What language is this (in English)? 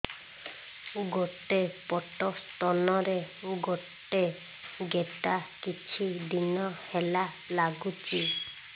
Odia